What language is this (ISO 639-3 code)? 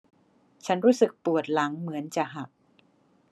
tha